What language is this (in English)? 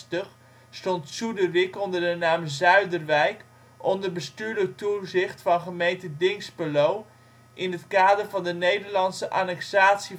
Dutch